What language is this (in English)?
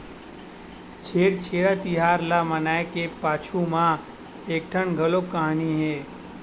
Chhattisgarhi